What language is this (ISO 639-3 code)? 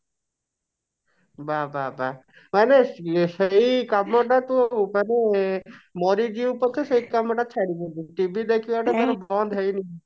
ori